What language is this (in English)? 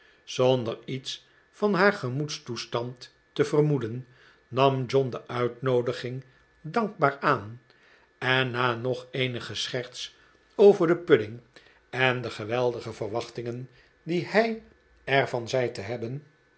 Dutch